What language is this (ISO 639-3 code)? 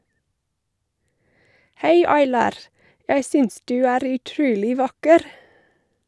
nor